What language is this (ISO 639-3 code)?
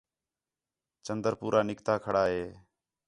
xhe